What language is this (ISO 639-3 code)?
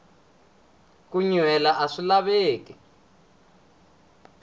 tso